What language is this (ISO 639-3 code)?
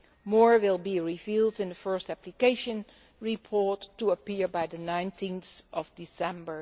eng